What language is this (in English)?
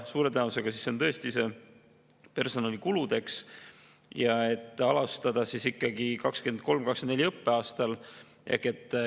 Estonian